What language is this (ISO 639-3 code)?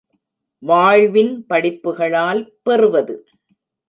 tam